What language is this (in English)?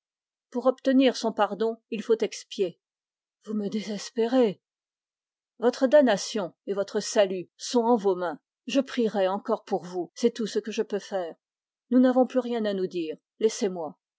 French